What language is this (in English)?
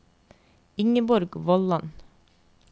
Norwegian